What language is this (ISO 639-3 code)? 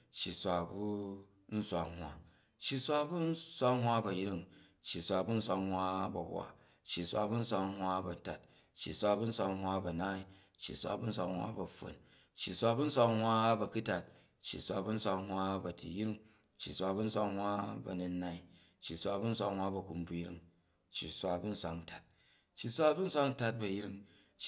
kaj